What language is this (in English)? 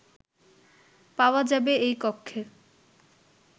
Bangla